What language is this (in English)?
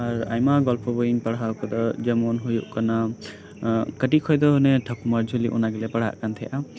Santali